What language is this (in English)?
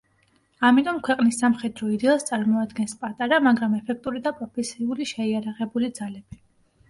Georgian